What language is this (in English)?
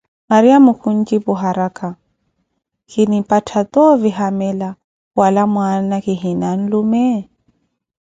Koti